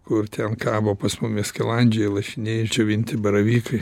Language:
Lithuanian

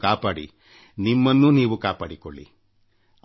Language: Kannada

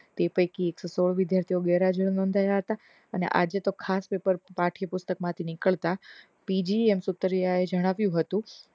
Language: Gujarati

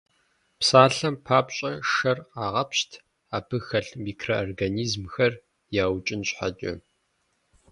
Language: Kabardian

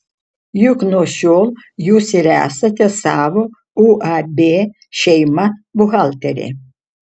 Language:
Lithuanian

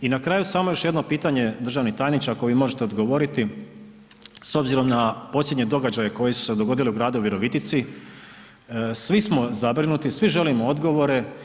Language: Croatian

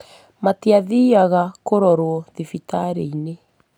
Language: Kikuyu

